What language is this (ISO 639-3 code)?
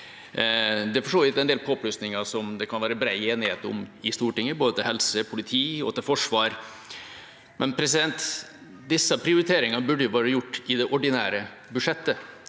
nor